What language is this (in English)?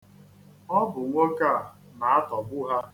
Igbo